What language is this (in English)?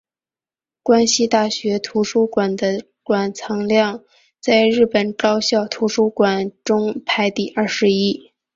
Chinese